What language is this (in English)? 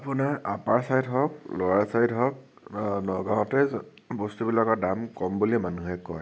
Assamese